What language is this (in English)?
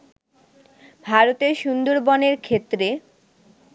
Bangla